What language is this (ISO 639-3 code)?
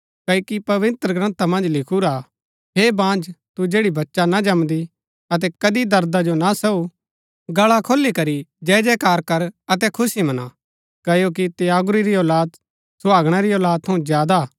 gbk